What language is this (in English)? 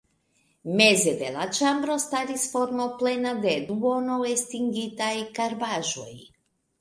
Esperanto